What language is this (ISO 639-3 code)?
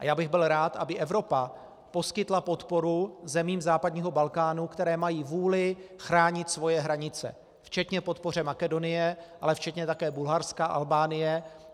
ces